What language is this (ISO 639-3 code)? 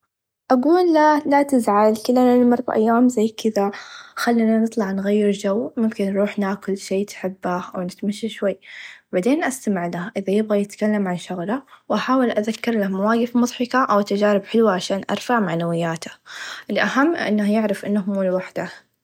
ars